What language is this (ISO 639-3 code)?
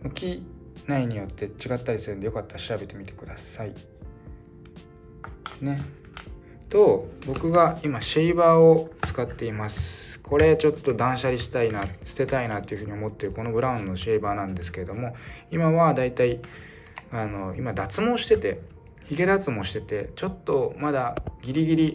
jpn